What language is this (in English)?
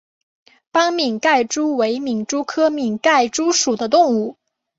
Chinese